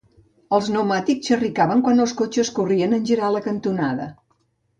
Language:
Catalan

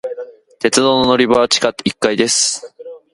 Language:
Japanese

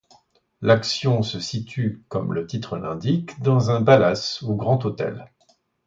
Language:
French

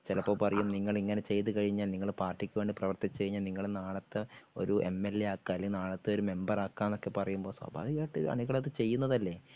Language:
Malayalam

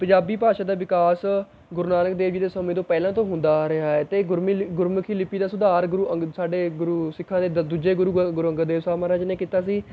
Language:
Punjabi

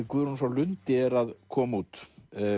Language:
Icelandic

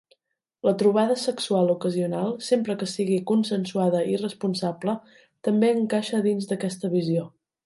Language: Catalan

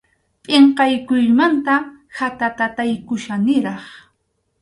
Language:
Arequipa-La Unión Quechua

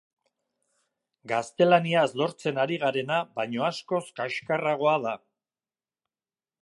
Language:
Basque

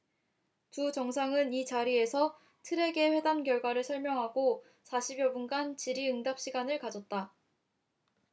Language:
Korean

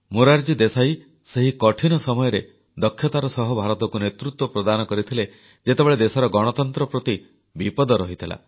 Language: Odia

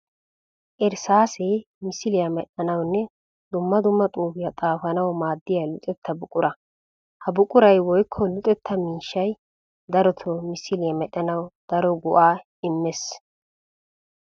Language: Wolaytta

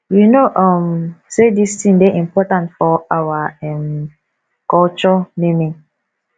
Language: Nigerian Pidgin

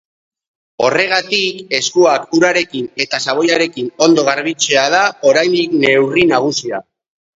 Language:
Basque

